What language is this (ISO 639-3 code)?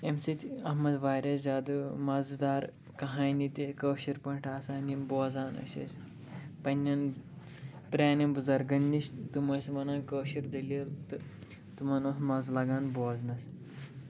kas